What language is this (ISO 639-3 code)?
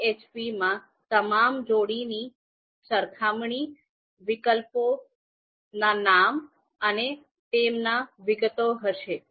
guj